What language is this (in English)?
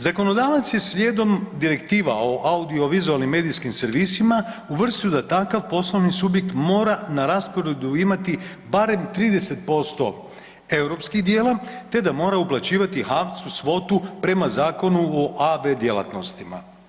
Croatian